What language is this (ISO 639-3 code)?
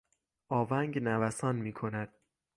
fas